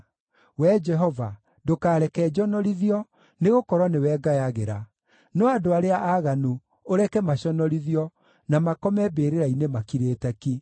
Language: Kikuyu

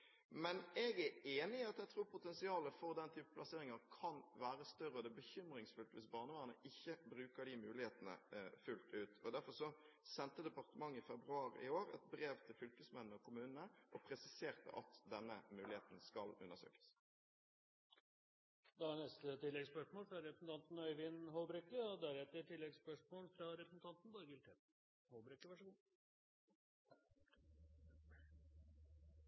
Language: Norwegian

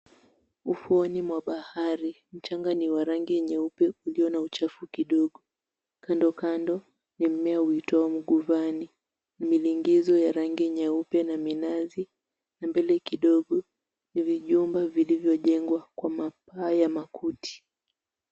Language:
Swahili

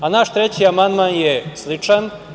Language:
Serbian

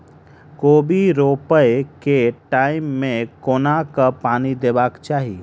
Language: Maithili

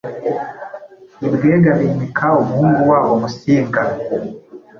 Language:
Kinyarwanda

